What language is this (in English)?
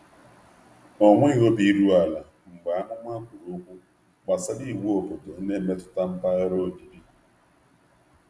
Igbo